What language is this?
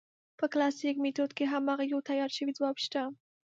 Pashto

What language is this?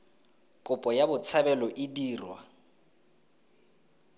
Tswana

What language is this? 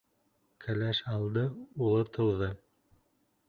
Bashkir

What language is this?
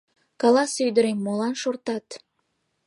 Mari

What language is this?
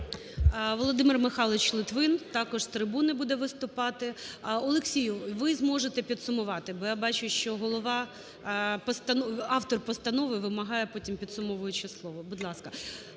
Ukrainian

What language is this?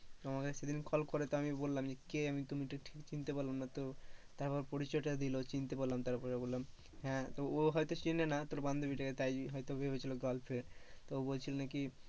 Bangla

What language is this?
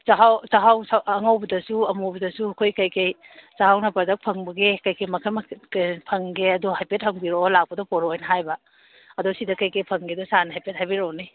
Manipuri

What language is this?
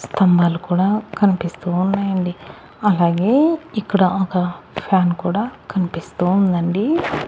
Telugu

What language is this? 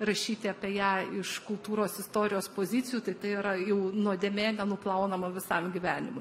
Lithuanian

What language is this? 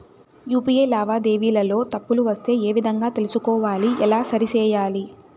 Telugu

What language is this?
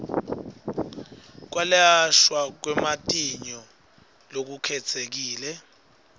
Swati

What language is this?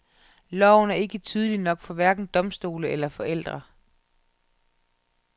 Danish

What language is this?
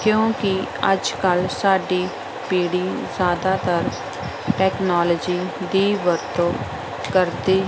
Punjabi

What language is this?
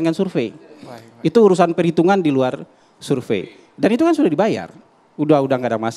Indonesian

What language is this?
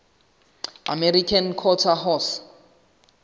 Southern Sotho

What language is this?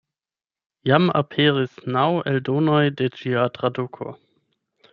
Esperanto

